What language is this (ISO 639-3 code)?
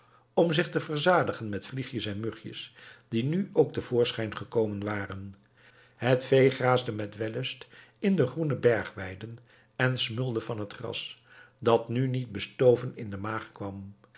nld